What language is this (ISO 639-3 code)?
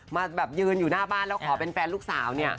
tha